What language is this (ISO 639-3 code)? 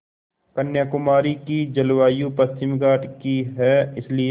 hin